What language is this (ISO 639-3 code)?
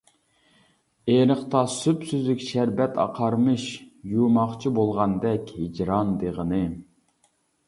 uig